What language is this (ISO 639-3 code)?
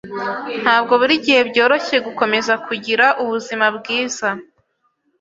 kin